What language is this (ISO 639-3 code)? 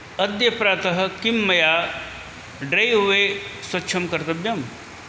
san